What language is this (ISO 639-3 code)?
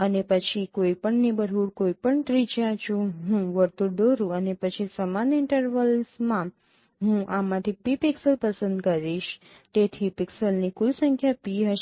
guj